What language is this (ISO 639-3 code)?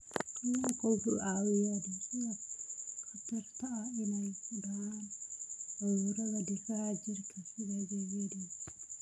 som